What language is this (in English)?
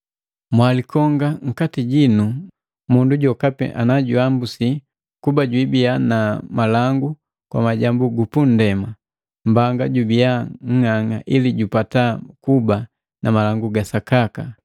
Matengo